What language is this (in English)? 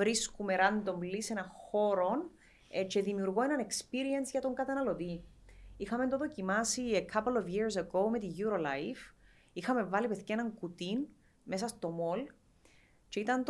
Greek